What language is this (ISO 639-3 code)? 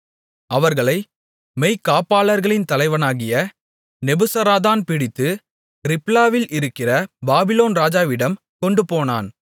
tam